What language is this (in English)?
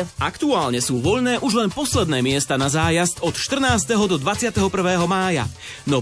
Slovak